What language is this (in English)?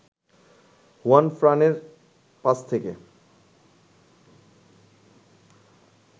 Bangla